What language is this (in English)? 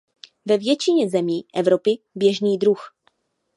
Czech